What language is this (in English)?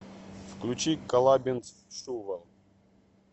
Russian